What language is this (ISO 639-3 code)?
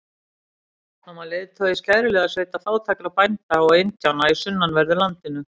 isl